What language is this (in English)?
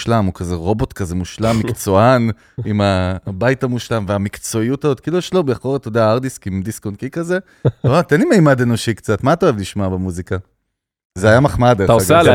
Hebrew